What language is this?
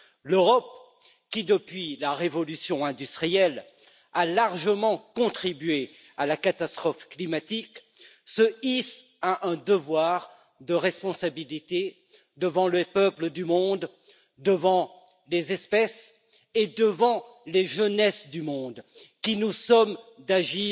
French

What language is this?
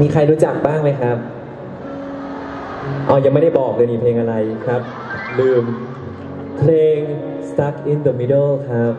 Thai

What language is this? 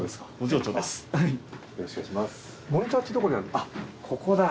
Japanese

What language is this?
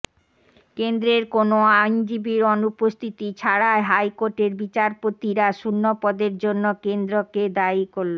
Bangla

